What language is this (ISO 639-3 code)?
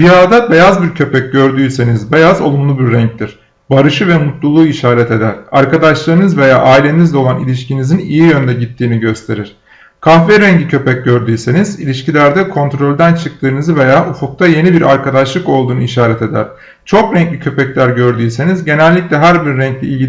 tur